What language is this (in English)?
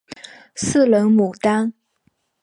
Chinese